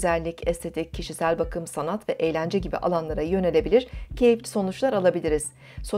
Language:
Turkish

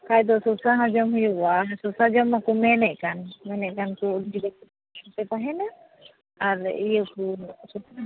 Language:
Santali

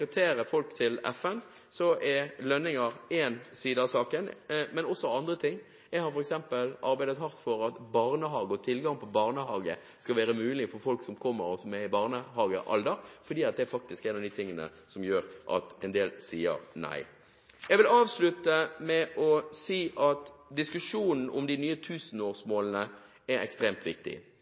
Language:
Norwegian Bokmål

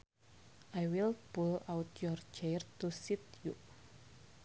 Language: Sundanese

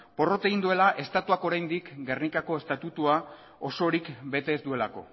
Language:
Basque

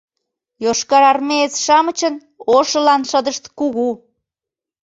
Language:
Mari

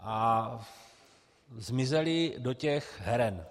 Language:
Czech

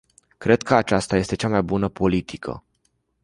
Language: Romanian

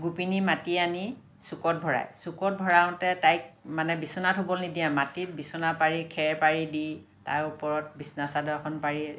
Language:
Assamese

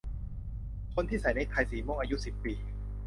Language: Thai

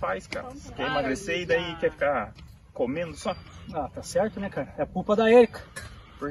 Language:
Portuguese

